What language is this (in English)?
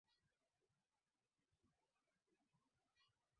Swahili